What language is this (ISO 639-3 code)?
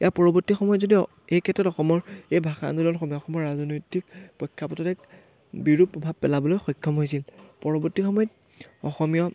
asm